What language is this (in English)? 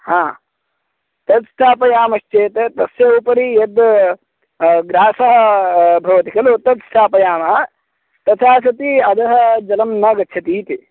Sanskrit